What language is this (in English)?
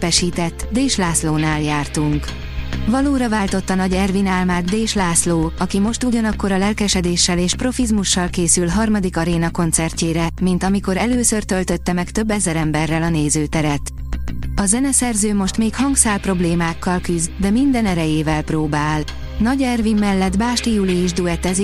Hungarian